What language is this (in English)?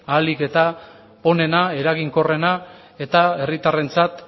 Basque